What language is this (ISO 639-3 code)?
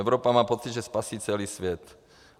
ces